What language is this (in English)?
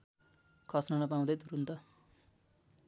Nepali